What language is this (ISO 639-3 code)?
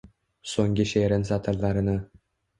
uzb